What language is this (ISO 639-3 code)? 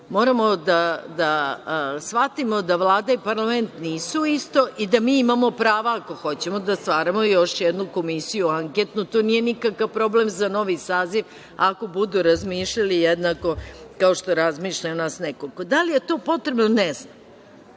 srp